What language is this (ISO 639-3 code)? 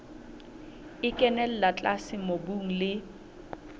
sot